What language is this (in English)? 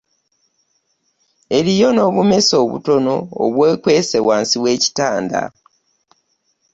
Ganda